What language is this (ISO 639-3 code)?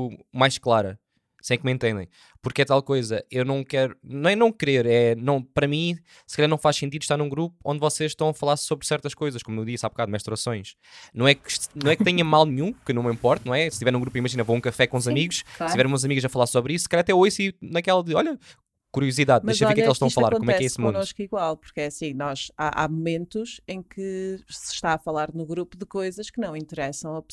por